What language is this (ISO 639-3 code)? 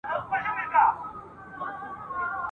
pus